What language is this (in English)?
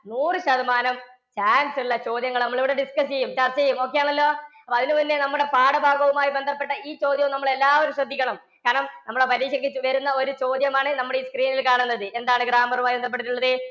Malayalam